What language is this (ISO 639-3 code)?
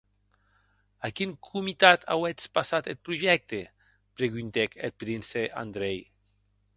oci